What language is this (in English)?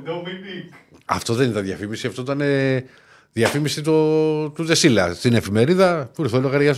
Greek